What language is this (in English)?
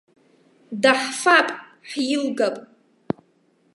Abkhazian